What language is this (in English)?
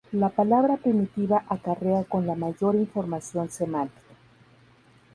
Spanish